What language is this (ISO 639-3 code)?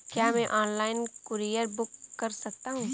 hin